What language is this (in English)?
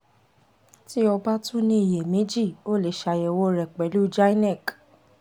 Yoruba